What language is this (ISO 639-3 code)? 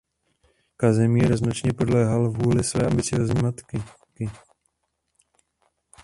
ces